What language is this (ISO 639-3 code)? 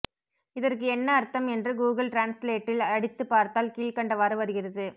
tam